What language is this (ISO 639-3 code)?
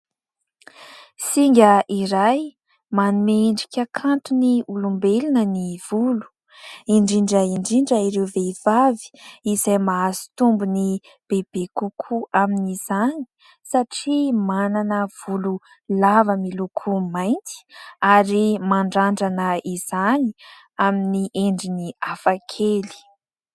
mlg